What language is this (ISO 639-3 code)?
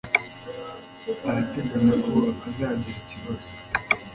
kin